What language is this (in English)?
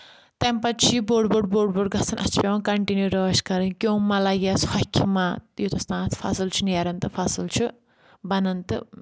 Kashmiri